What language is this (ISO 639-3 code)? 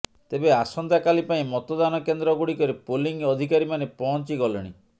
ori